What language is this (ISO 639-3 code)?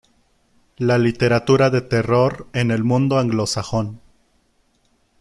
spa